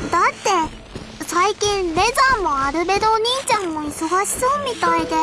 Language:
Japanese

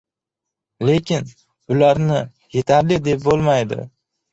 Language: Uzbek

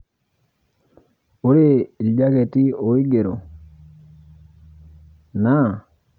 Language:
Masai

